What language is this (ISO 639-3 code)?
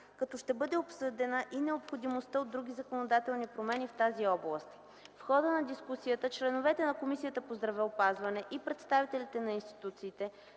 bul